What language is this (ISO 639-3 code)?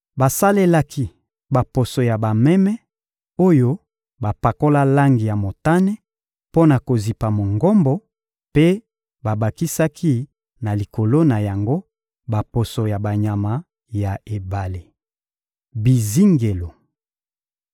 lin